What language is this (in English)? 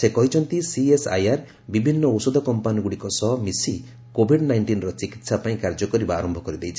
Odia